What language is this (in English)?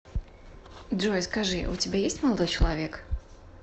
Russian